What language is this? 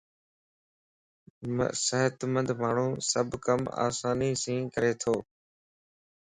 Lasi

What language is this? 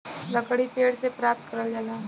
Bhojpuri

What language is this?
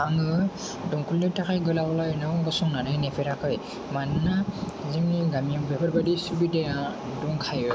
Bodo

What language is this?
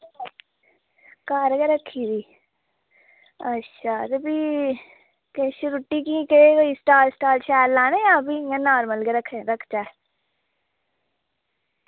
Dogri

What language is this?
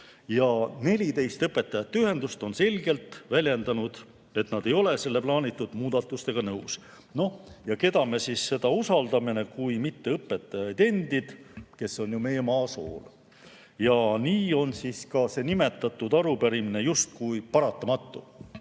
Estonian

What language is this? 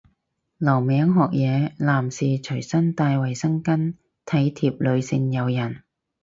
Cantonese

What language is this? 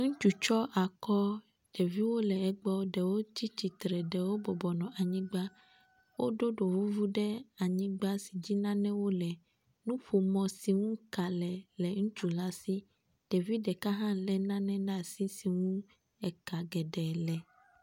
Ewe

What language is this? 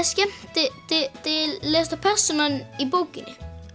Icelandic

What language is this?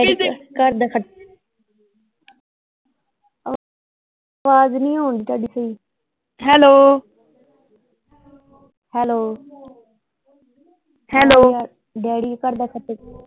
Punjabi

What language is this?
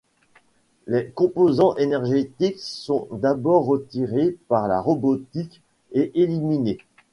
French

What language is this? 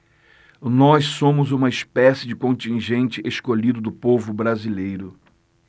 Portuguese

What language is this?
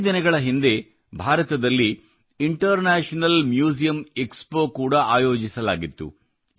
Kannada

